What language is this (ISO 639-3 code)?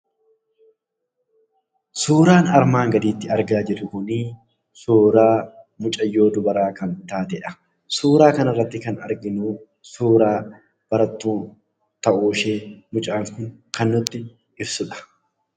orm